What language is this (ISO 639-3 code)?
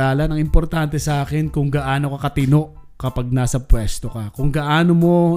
fil